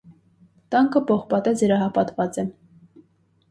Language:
Armenian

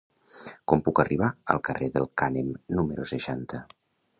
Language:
Catalan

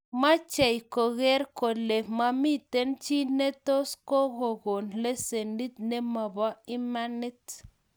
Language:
Kalenjin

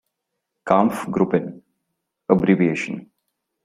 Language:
English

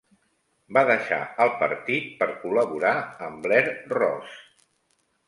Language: Catalan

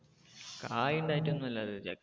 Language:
Malayalam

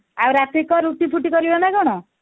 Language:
Odia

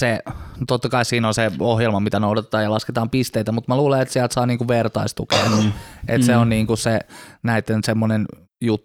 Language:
Finnish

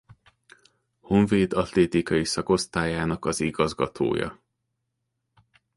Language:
Hungarian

